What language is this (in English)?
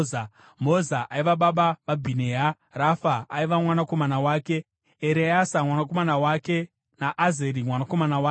Shona